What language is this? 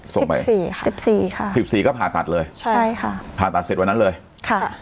Thai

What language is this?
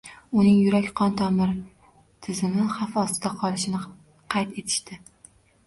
Uzbek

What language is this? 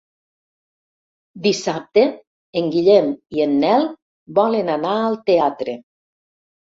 Catalan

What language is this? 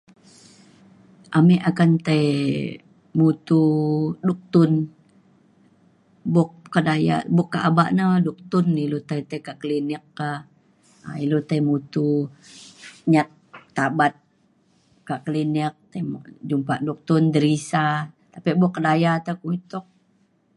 Mainstream Kenyah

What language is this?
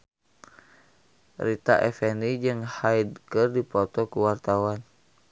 Sundanese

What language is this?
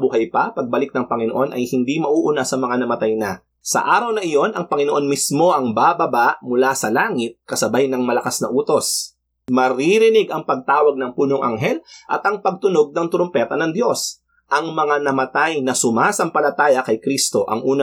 Filipino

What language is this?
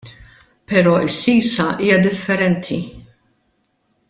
Maltese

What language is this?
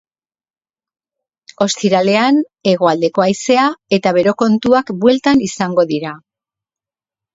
Basque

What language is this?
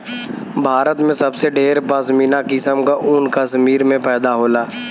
Bhojpuri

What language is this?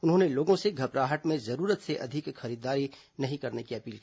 Hindi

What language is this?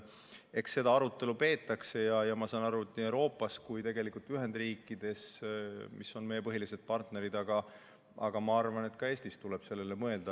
Estonian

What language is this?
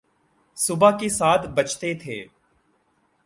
Urdu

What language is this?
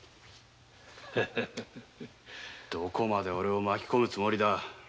Japanese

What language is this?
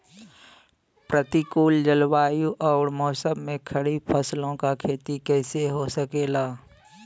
Bhojpuri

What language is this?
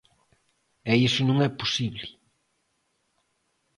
Galician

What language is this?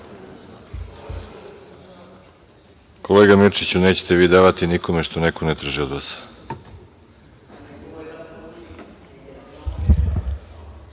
Serbian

